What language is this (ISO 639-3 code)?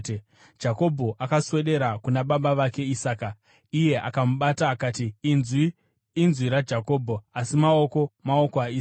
sna